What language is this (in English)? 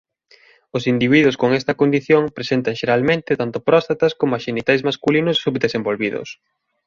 Galician